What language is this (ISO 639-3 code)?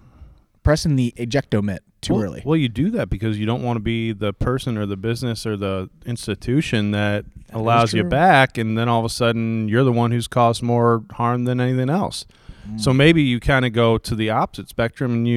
eng